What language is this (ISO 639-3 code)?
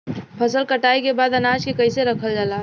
bho